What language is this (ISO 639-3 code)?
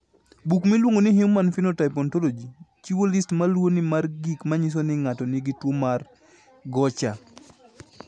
luo